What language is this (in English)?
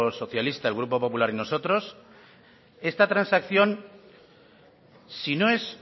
Spanish